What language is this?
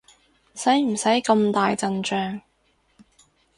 Cantonese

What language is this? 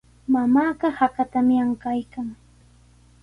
Sihuas Ancash Quechua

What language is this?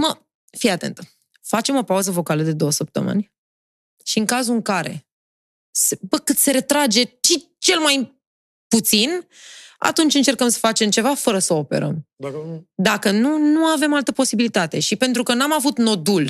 Romanian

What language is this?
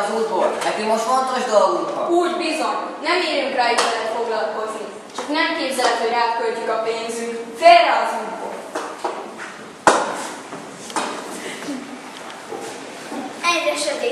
Hungarian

